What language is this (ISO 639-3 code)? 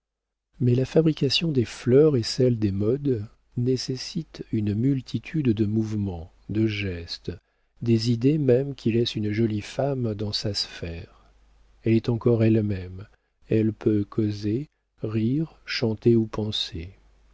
fra